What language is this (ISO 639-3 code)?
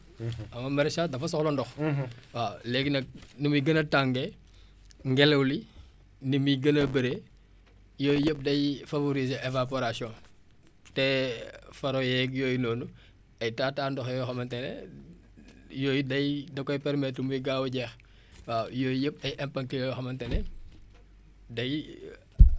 wol